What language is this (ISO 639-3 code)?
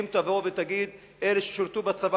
heb